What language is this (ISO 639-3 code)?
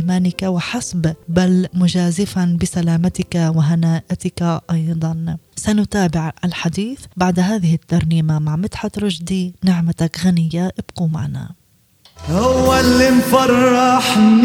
ara